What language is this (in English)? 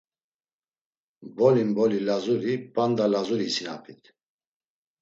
Laz